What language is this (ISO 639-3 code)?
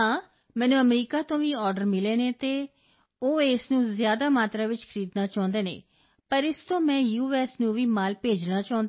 pan